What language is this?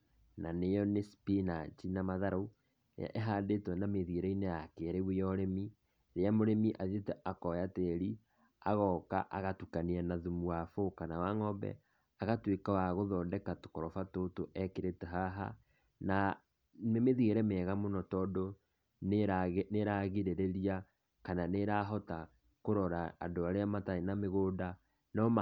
Kikuyu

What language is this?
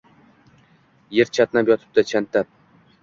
Uzbek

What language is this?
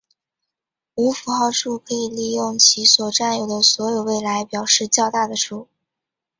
Chinese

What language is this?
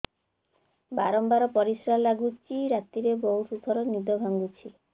Odia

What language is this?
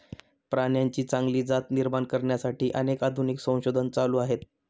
Marathi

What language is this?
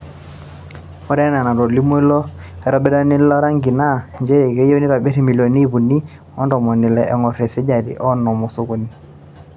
Masai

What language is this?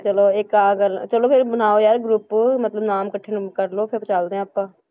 Punjabi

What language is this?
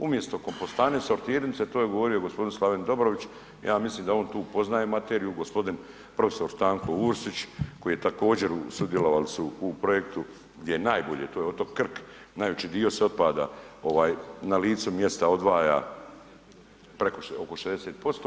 Croatian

